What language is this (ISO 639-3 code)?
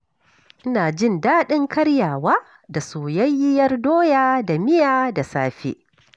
hau